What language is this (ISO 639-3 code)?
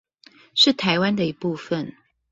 zho